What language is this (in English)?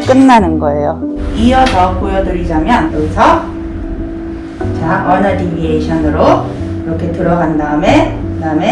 Korean